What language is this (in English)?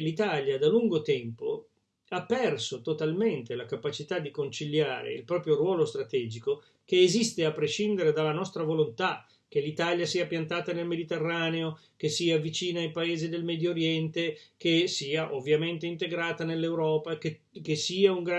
Italian